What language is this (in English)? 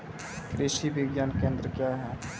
Maithili